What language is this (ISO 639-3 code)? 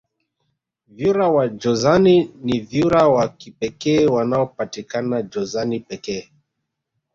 swa